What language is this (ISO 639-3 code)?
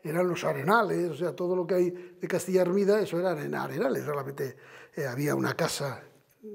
spa